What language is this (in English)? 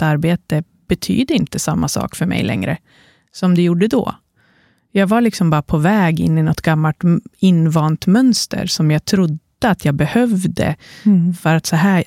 Swedish